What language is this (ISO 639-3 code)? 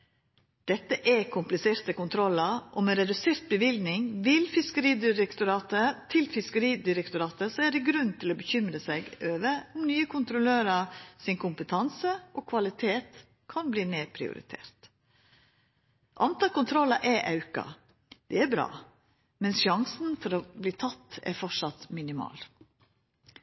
nob